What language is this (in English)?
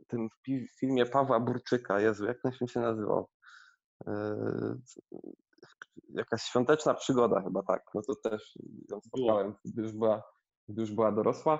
Polish